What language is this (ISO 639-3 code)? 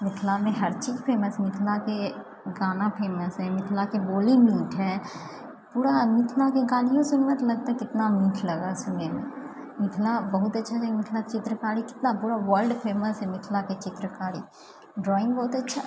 mai